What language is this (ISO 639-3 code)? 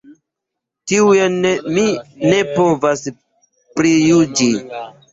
epo